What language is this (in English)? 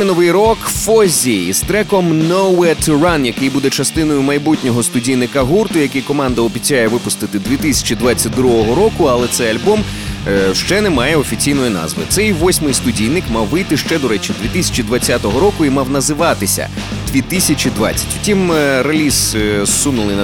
Ukrainian